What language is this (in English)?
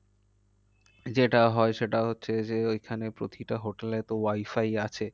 Bangla